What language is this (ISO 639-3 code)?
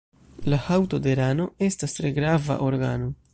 epo